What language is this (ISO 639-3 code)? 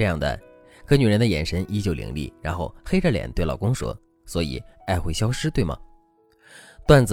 zho